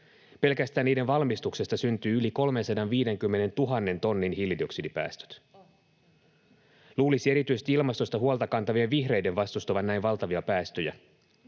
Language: Finnish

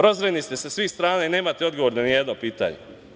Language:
Serbian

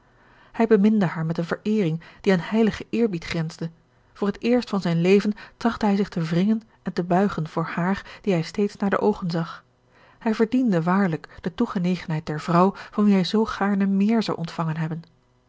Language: Dutch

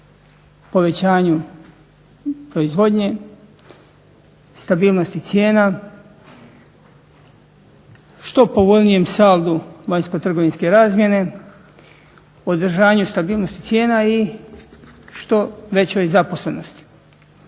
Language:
Croatian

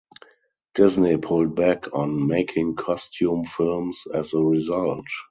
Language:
English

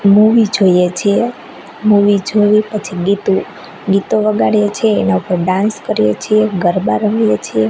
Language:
Gujarati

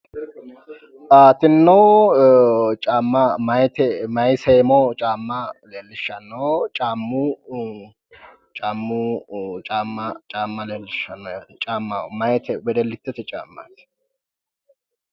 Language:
Sidamo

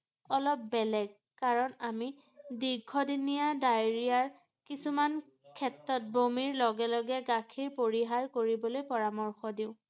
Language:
Assamese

